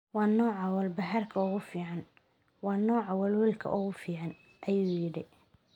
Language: Somali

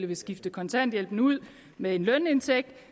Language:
Danish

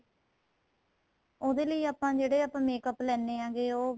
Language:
Punjabi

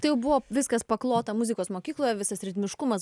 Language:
Lithuanian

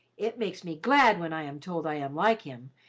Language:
English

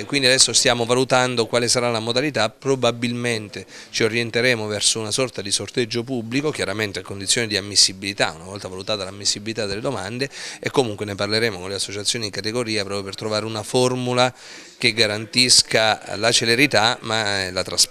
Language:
Italian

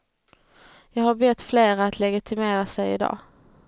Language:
Swedish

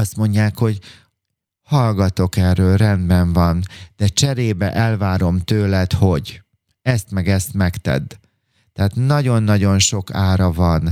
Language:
Hungarian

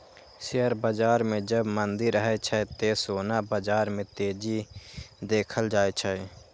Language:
Maithili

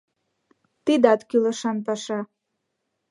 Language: Mari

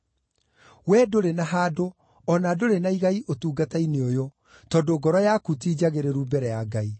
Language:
Kikuyu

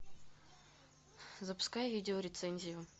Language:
Russian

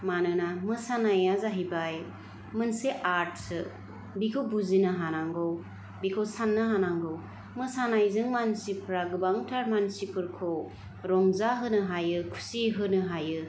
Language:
Bodo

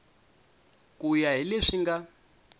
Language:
Tsonga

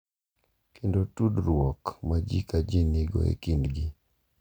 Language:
Luo (Kenya and Tanzania)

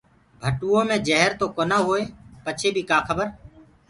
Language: Gurgula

